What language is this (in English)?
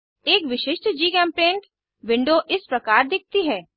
Hindi